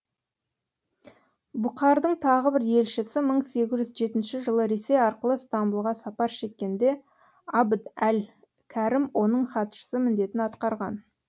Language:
Kazakh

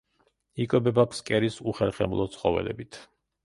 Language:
Georgian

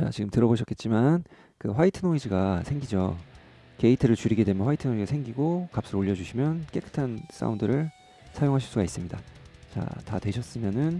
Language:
Korean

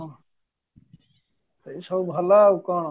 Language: Odia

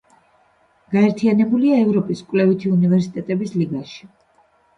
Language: Georgian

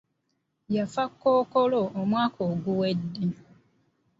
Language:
Ganda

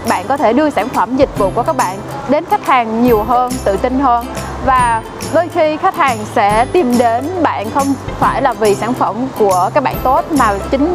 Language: Vietnamese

